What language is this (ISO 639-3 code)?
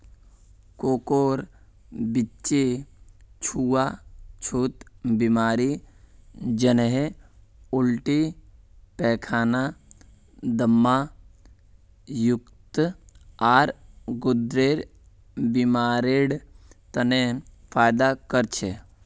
mag